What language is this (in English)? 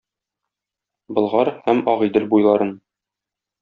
Tatar